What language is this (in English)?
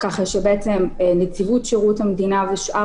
Hebrew